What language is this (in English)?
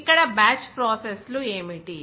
Telugu